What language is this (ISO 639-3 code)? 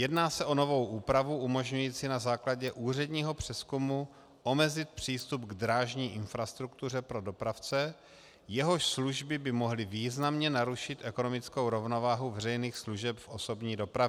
ces